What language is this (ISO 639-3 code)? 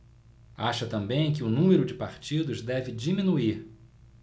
por